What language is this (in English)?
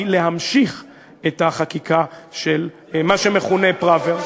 Hebrew